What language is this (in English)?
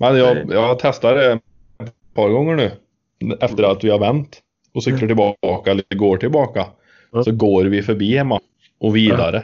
Swedish